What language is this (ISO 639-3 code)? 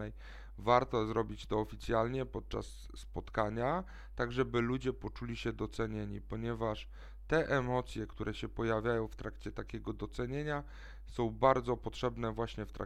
pol